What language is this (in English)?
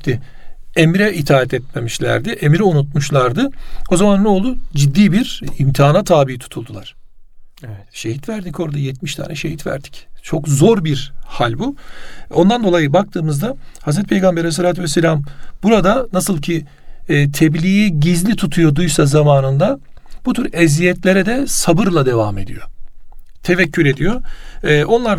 Turkish